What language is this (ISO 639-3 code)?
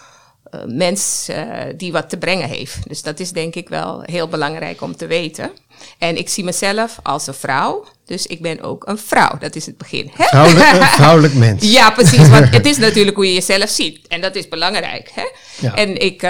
nld